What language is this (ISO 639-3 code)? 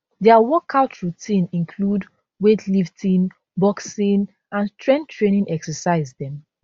pcm